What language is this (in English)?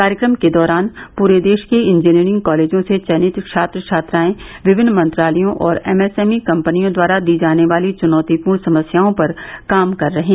Hindi